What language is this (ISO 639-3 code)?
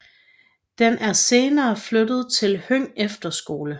dan